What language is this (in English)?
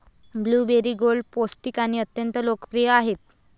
Marathi